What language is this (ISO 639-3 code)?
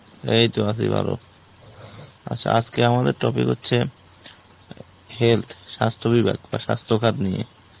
ben